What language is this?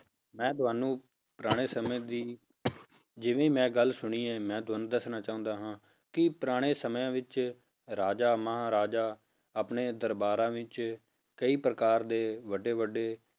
Punjabi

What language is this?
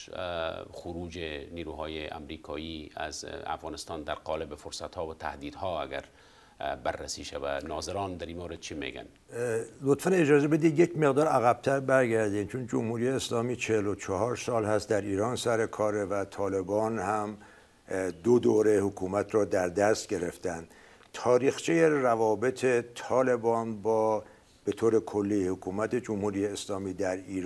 Persian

